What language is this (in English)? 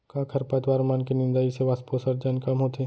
Chhattisgarhi